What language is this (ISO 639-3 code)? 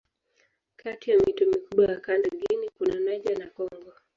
swa